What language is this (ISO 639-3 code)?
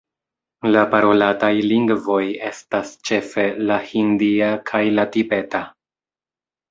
epo